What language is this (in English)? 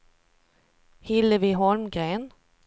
Swedish